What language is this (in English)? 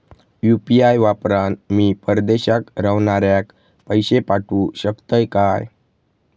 Marathi